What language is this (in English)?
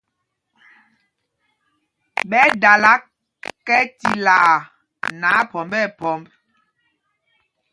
Mpumpong